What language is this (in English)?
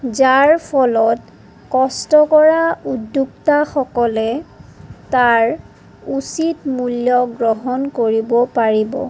Assamese